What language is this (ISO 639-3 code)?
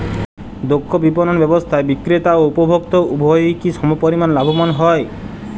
ben